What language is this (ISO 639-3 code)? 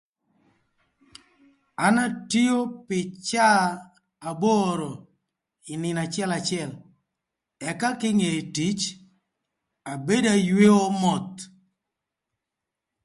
lth